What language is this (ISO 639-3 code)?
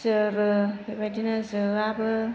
brx